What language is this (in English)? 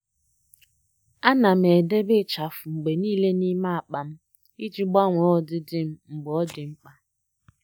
Igbo